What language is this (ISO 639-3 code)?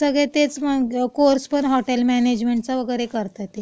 mar